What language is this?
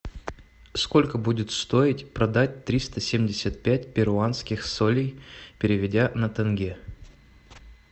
Russian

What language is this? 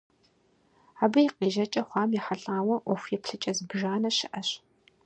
Kabardian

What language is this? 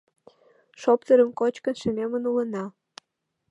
Mari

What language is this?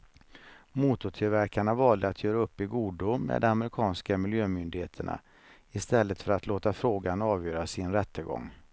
Swedish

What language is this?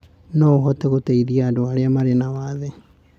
Kikuyu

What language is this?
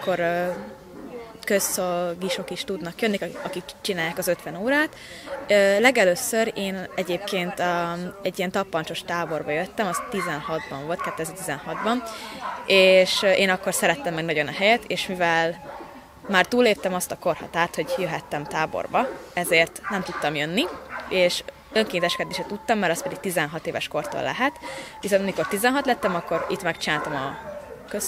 Hungarian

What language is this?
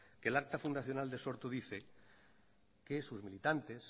Spanish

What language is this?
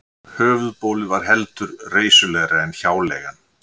Icelandic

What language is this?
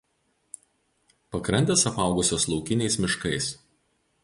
Lithuanian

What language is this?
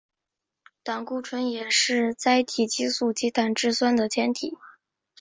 Chinese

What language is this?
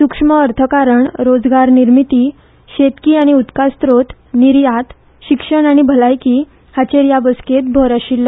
Konkani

